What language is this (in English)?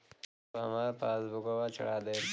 Bhojpuri